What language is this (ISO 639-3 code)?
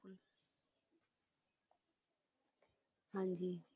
pan